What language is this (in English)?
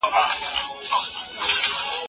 Pashto